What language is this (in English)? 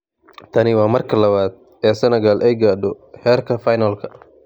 Somali